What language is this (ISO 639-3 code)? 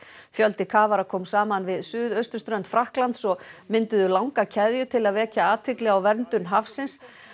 isl